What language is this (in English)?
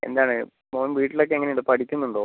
Malayalam